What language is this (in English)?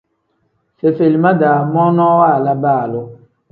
Tem